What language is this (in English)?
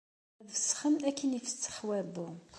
Kabyle